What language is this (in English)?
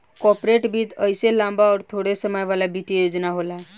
Bhojpuri